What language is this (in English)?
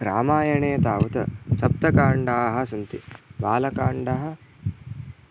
Sanskrit